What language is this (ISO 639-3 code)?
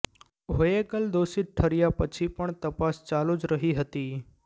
guj